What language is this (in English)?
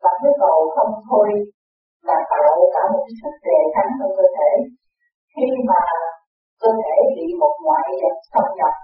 Vietnamese